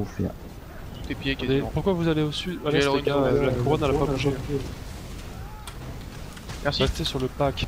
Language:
French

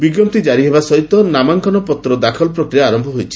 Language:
Odia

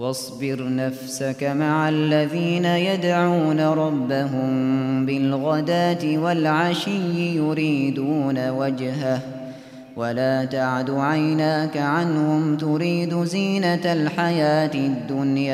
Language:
Arabic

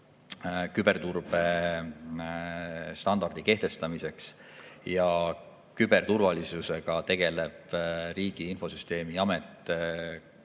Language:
Estonian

